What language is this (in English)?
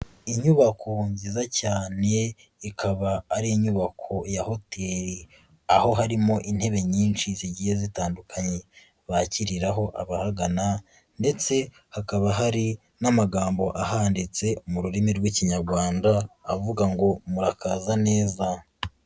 Kinyarwanda